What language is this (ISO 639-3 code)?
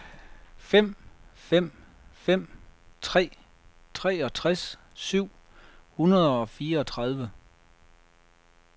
dan